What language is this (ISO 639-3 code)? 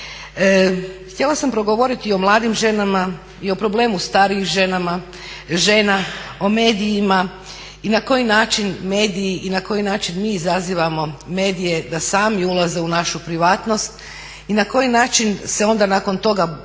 hrv